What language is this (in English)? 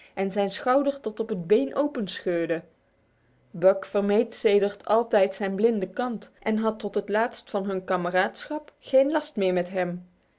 Dutch